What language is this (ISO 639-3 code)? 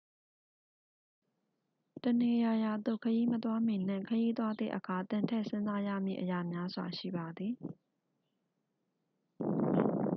mya